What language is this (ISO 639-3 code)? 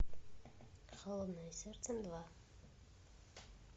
rus